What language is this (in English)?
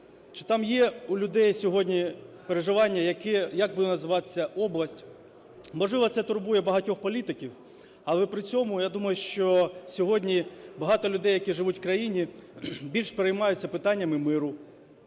Ukrainian